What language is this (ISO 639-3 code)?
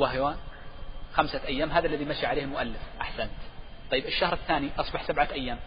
ara